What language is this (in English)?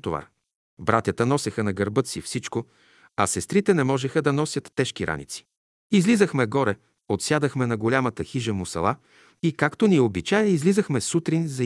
Bulgarian